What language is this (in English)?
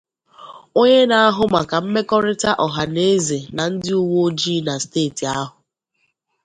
Igbo